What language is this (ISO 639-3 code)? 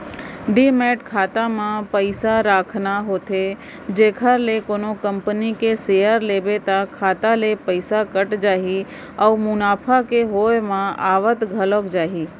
hne